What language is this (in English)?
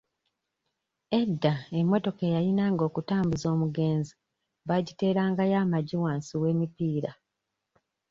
Ganda